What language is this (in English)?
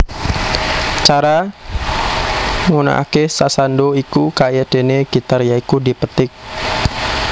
Javanese